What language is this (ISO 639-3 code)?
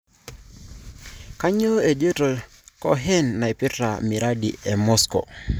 mas